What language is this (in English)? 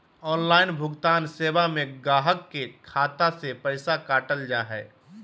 Magahi